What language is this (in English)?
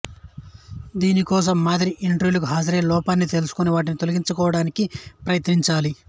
Telugu